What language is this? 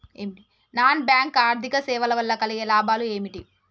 Telugu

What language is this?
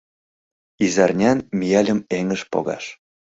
Mari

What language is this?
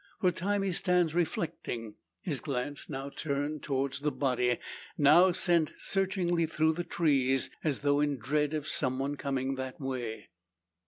English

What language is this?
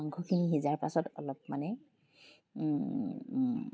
Assamese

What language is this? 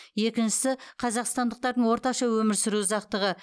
Kazakh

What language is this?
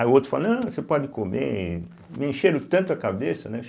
Portuguese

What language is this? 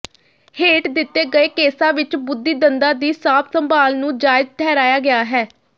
Punjabi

